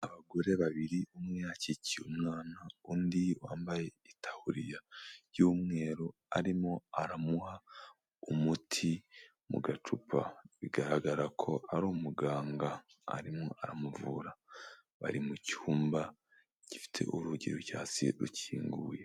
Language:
Kinyarwanda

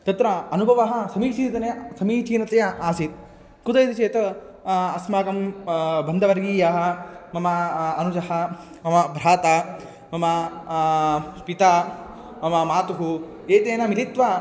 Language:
Sanskrit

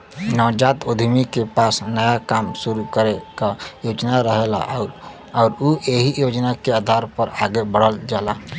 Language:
Bhojpuri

